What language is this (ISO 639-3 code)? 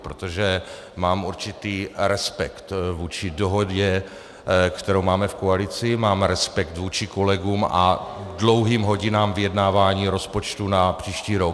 ces